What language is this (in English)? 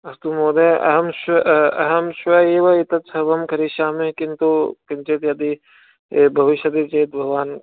Sanskrit